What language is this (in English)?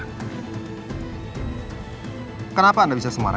Indonesian